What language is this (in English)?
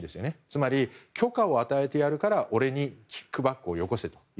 Japanese